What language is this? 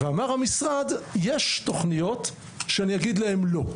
Hebrew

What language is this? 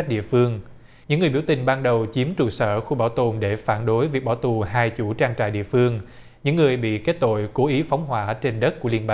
Vietnamese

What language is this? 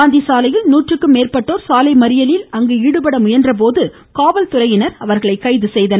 Tamil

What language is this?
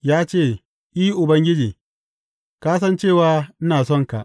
Hausa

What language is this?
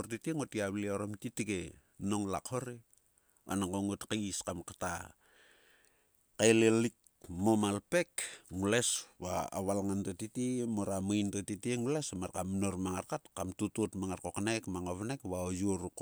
Sulka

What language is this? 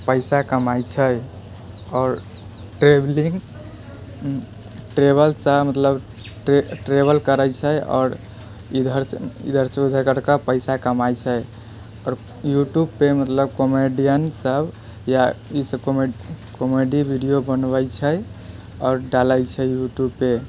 Maithili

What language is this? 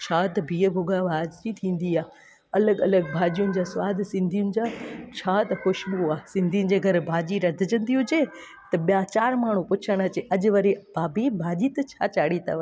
Sindhi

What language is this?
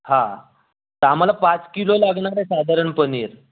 Marathi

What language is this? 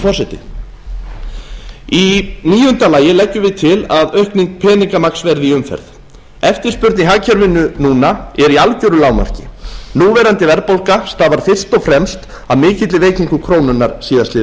Icelandic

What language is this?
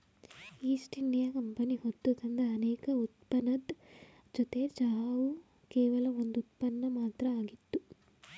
Kannada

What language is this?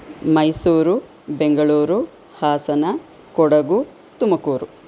Sanskrit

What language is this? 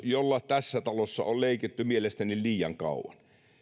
Finnish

